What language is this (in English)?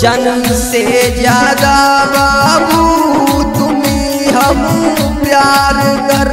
Hindi